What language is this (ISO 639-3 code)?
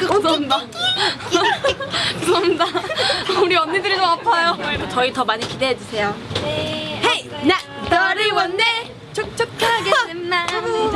kor